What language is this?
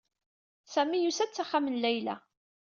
Kabyle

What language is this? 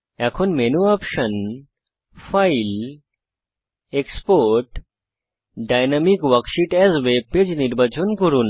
Bangla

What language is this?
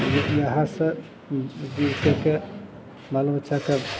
Maithili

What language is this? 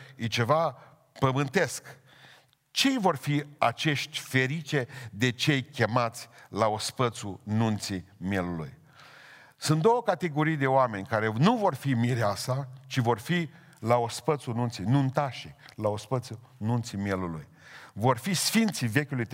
Romanian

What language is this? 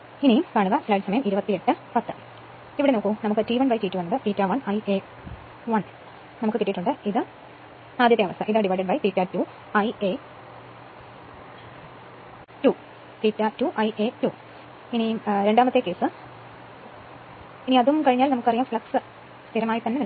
Malayalam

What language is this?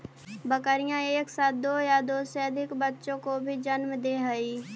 Magahi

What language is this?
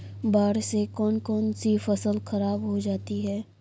Hindi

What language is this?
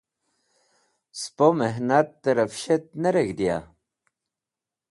Wakhi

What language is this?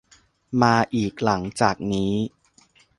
Thai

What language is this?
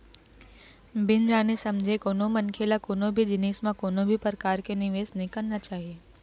Chhattisgarhi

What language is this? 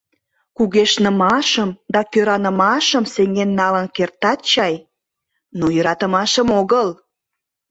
Mari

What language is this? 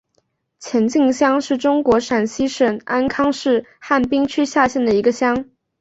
Chinese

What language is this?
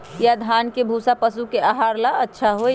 Magahi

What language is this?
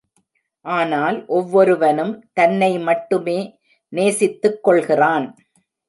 Tamil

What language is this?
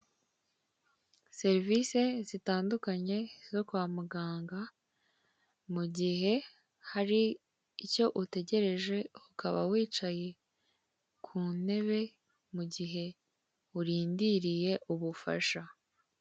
Kinyarwanda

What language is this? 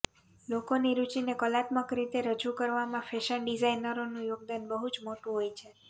Gujarati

